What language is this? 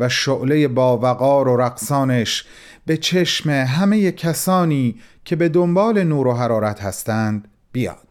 Persian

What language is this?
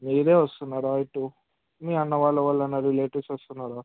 Telugu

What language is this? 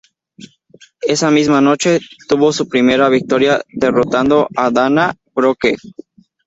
Spanish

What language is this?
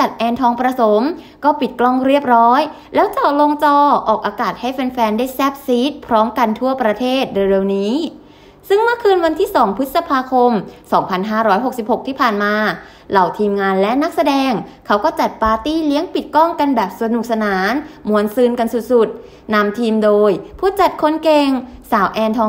Thai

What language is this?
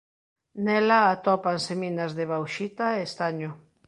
Galician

